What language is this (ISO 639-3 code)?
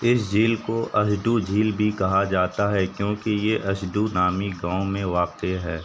urd